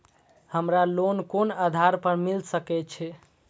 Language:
Maithili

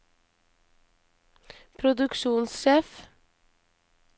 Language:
Norwegian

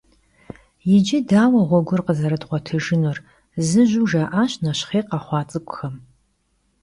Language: Kabardian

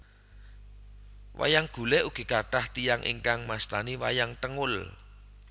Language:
Javanese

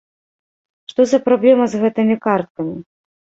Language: Belarusian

